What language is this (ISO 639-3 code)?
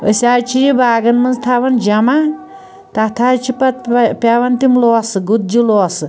kas